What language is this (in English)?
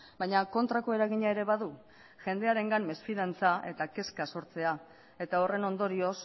Basque